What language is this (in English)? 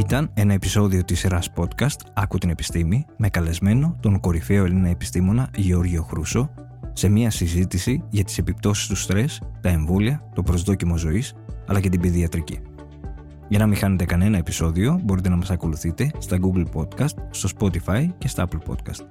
Greek